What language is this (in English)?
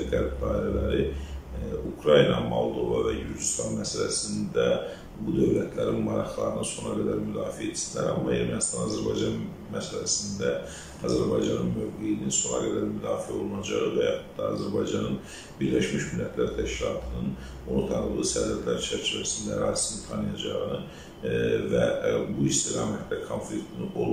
Turkish